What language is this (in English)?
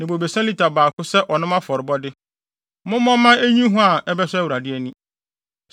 Akan